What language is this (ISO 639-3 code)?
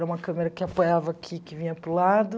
por